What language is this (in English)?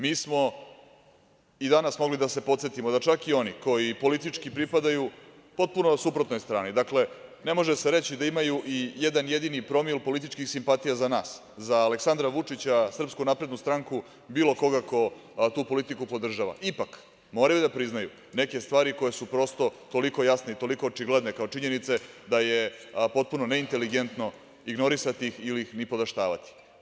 Serbian